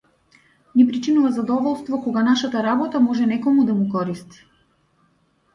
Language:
Macedonian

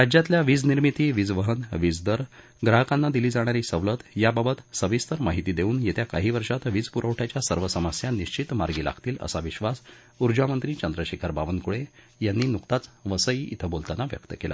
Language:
Marathi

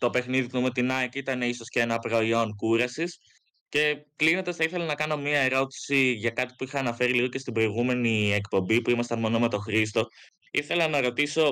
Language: Greek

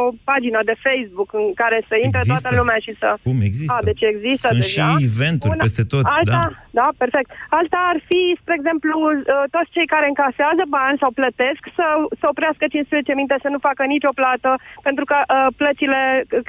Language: Romanian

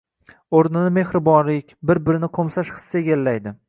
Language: Uzbek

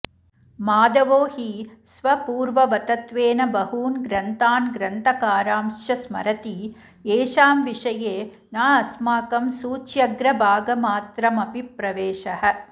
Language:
Sanskrit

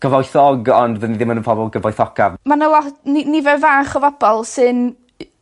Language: Welsh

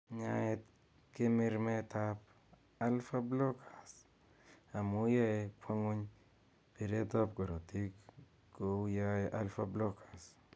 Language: Kalenjin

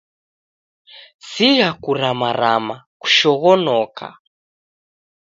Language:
Taita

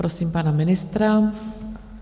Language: Czech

